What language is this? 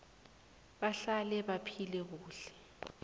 South Ndebele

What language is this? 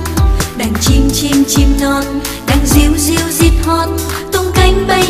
Vietnamese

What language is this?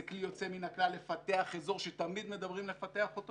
Hebrew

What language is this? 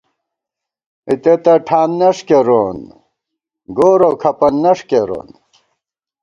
Gawar-Bati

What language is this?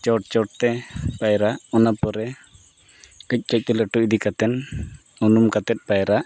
Santali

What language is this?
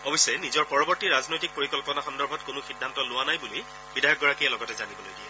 Assamese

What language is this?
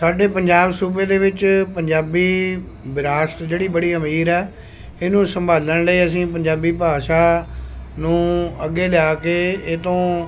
Punjabi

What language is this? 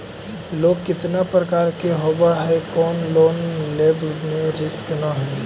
Magahi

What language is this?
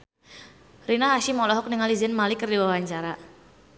Sundanese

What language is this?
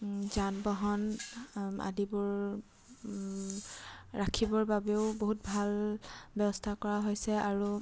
Assamese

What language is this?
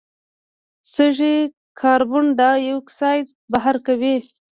Pashto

